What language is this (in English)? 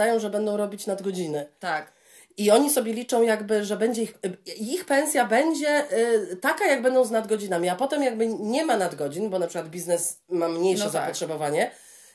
Polish